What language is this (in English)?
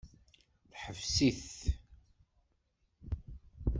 Kabyle